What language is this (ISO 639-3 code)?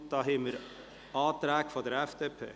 gsw